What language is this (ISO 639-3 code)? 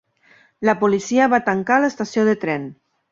cat